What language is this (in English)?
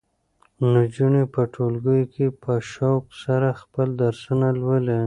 Pashto